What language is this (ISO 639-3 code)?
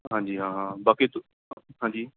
pan